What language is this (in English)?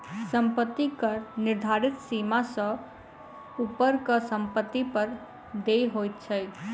Maithili